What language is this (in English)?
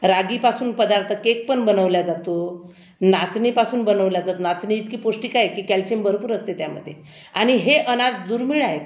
Marathi